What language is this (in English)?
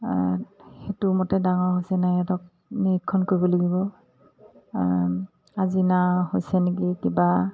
Assamese